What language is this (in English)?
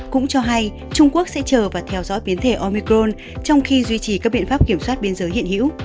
Vietnamese